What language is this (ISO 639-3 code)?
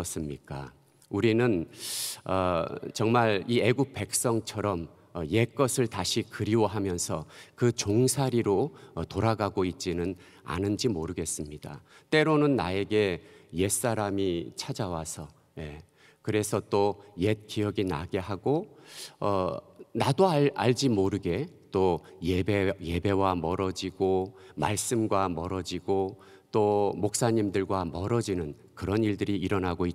kor